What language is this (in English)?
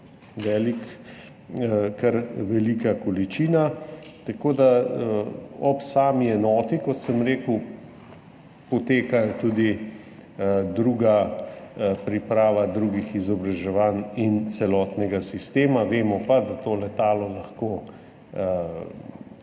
Slovenian